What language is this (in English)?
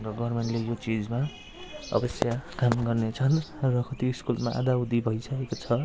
Nepali